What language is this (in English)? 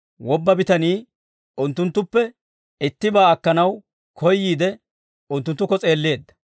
Dawro